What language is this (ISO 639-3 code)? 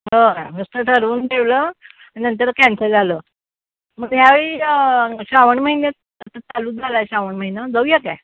mar